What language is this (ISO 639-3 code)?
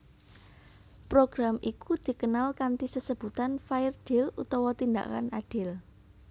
jav